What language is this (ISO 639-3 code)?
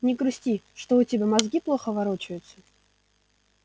rus